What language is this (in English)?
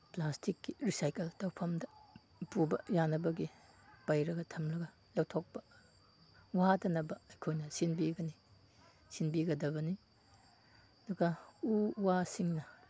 Manipuri